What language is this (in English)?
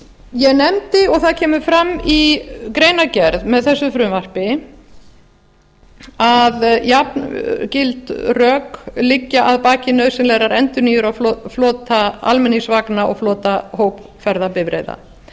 Icelandic